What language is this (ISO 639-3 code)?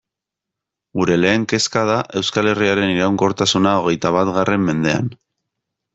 eus